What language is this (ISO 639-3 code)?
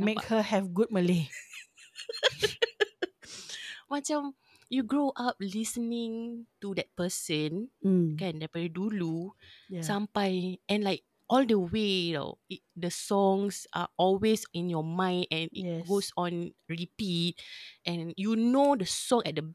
msa